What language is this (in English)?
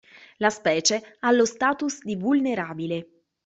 Italian